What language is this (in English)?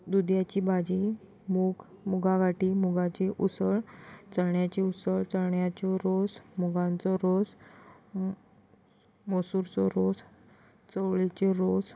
Konkani